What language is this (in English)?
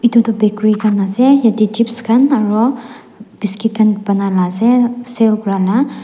Naga Pidgin